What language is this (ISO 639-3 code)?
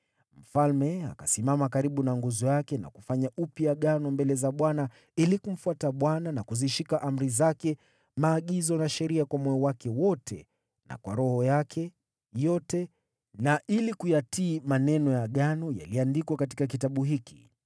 swa